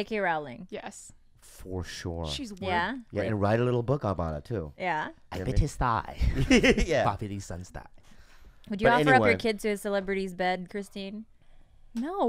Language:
English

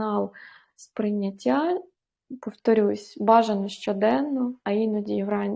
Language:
Ukrainian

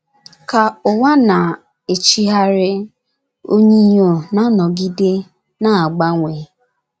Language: Igbo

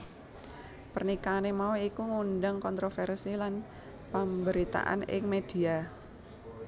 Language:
Javanese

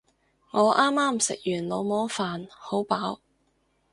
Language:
Cantonese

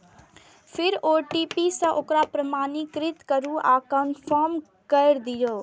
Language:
Maithili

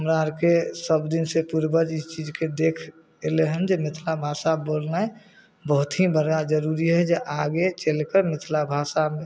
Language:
Maithili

